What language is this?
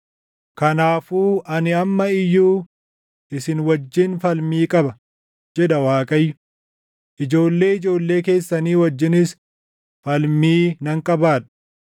Oromo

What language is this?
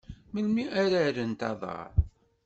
Kabyle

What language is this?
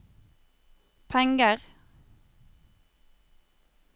Norwegian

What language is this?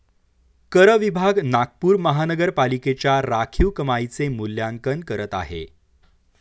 Marathi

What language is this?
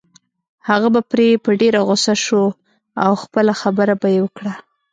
Pashto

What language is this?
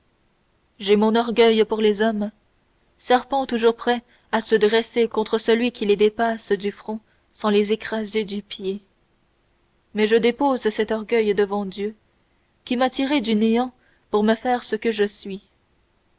French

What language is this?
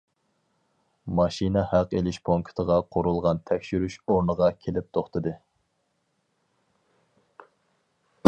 Uyghur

